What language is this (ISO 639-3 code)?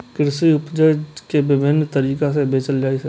mai